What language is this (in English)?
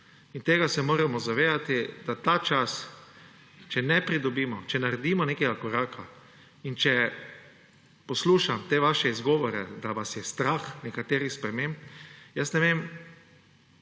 Slovenian